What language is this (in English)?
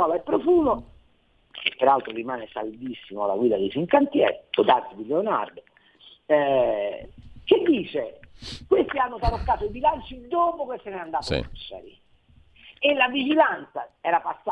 Italian